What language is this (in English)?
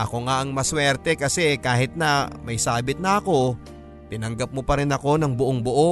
Filipino